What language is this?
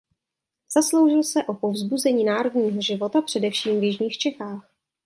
Czech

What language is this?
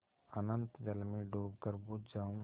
Hindi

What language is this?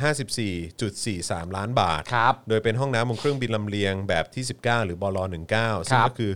Thai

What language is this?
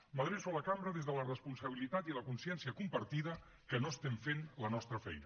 Catalan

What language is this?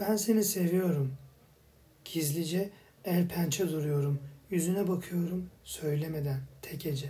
Turkish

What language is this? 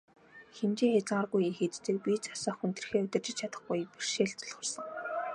Mongolian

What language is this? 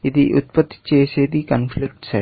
Telugu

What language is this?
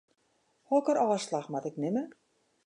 Western Frisian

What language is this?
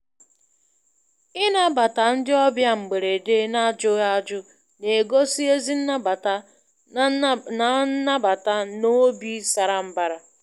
Igbo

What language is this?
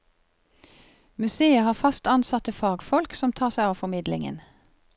Norwegian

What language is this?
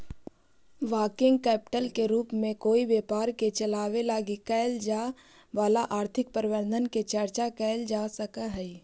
Magahi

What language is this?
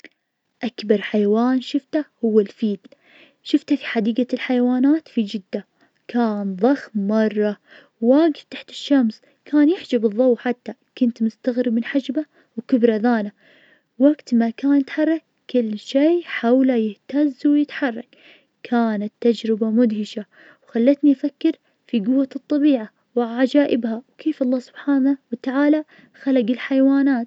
Najdi Arabic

